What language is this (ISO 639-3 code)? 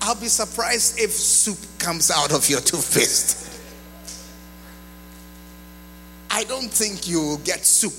eng